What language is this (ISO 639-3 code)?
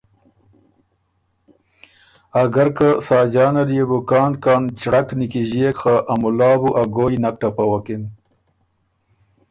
oru